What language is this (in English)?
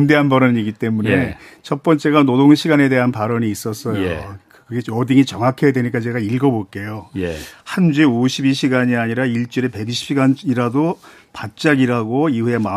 Korean